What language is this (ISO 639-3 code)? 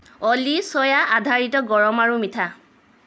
asm